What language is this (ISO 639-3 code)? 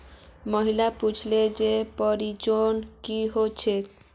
mag